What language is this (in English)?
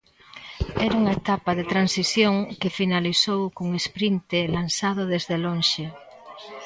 Galician